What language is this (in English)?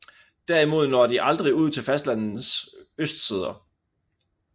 Danish